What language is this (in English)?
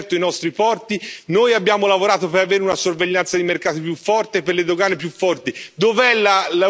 Italian